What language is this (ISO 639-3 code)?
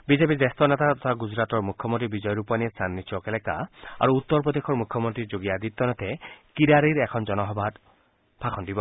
asm